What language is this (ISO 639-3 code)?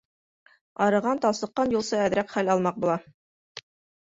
bak